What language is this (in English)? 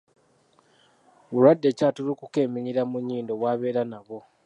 Ganda